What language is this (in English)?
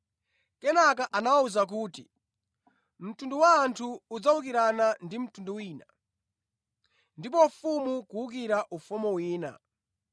Nyanja